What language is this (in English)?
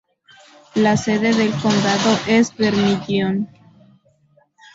Spanish